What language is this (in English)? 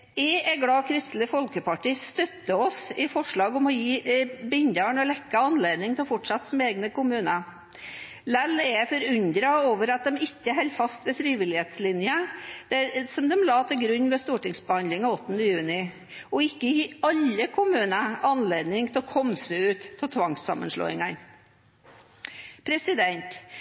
Norwegian Bokmål